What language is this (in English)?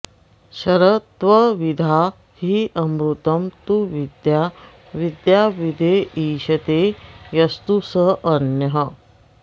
Sanskrit